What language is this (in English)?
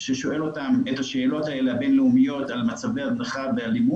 Hebrew